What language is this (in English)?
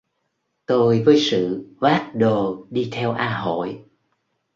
Vietnamese